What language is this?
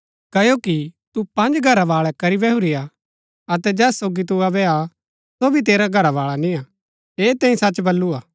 Gaddi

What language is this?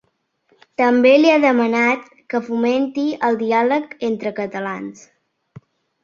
Catalan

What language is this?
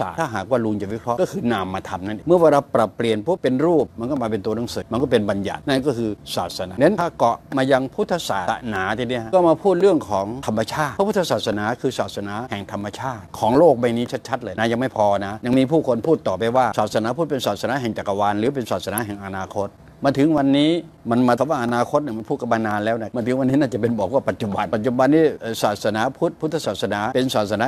Thai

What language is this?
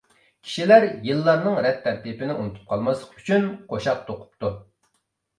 Uyghur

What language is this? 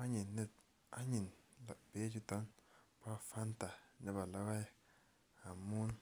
Kalenjin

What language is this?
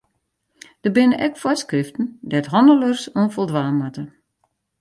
Western Frisian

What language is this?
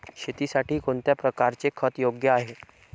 Marathi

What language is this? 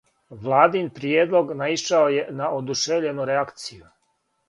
Serbian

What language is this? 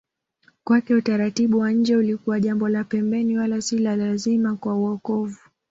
Swahili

